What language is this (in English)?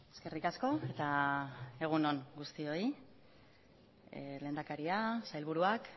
Basque